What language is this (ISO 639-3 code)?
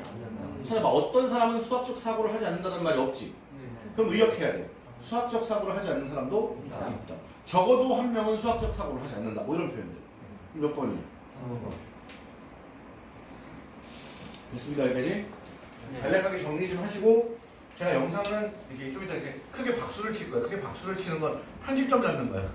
kor